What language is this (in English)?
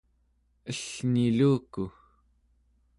Central Yupik